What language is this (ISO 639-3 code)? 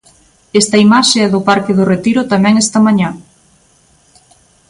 glg